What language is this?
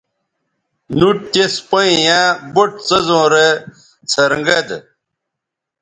Bateri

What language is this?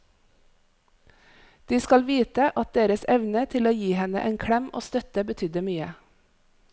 Norwegian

